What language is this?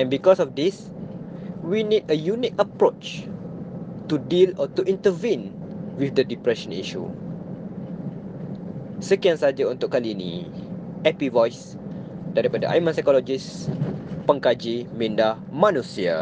Malay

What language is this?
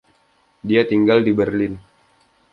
Indonesian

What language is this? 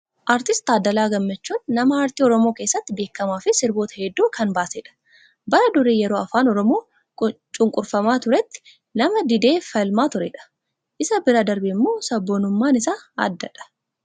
Oromo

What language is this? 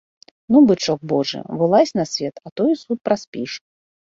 Belarusian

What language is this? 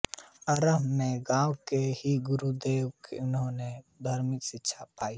Hindi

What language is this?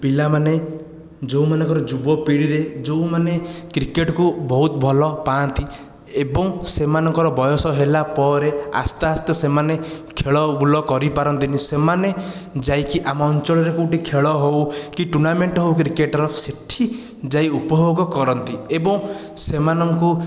Odia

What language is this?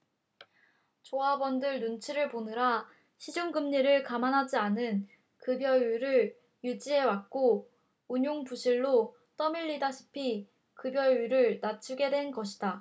Korean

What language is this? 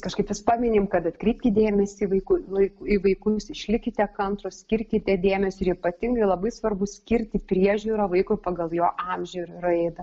Lithuanian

